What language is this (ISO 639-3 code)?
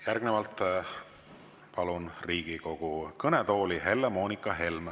est